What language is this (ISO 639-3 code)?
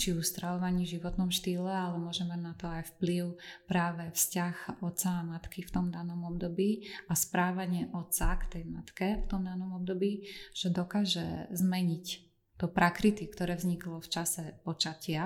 slk